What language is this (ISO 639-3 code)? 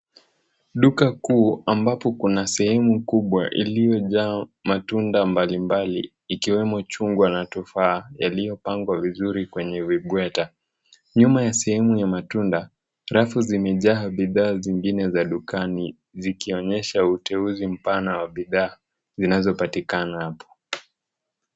swa